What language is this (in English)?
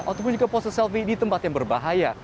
Indonesian